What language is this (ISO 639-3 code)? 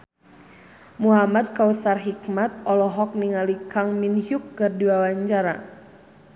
sun